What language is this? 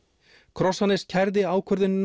Icelandic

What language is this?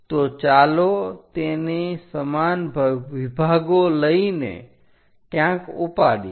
Gujarati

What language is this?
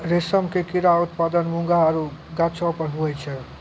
Maithili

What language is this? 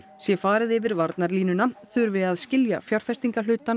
Icelandic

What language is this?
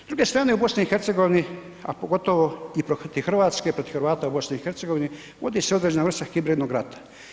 Croatian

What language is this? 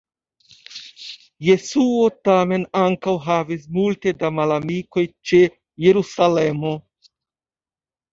Esperanto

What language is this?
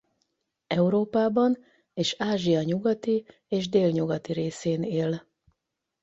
Hungarian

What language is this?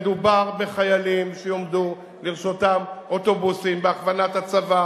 Hebrew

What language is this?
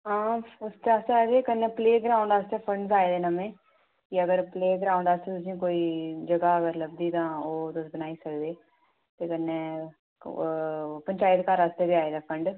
Dogri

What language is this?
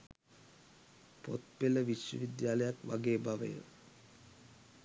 Sinhala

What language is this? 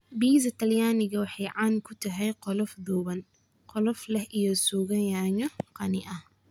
Somali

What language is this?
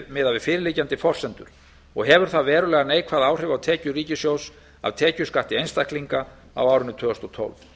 Icelandic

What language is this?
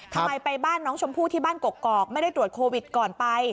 Thai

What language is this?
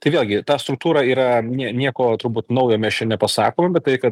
Lithuanian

